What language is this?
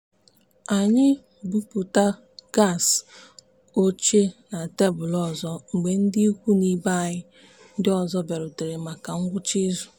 Igbo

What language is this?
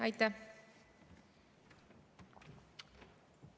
Estonian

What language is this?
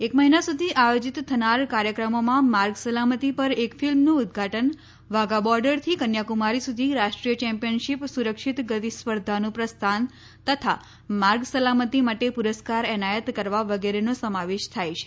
Gujarati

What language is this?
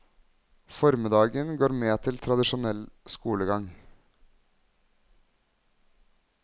Norwegian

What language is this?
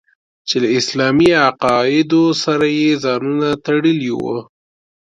Pashto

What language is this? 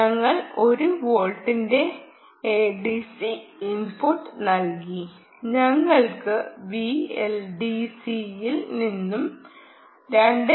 Malayalam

